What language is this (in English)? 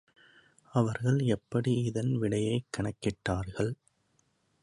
Tamil